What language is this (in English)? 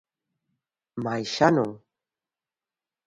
Galician